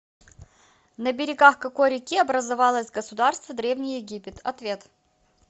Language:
Russian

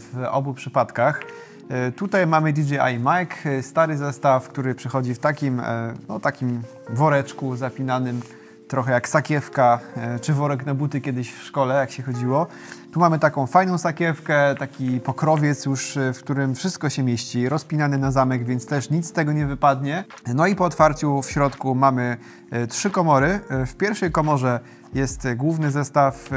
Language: Polish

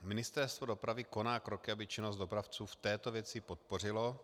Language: Czech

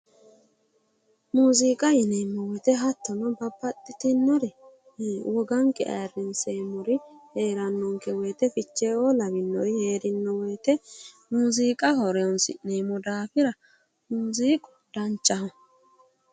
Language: Sidamo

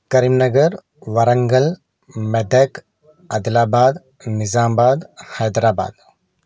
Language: Telugu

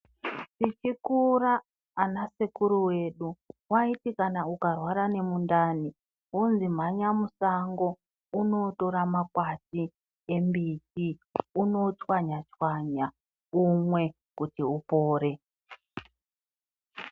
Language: Ndau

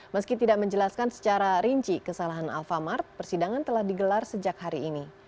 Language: Indonesian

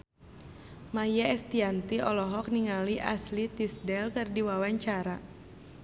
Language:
Sundanese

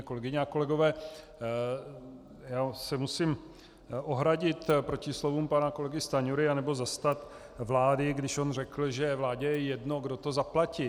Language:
Czech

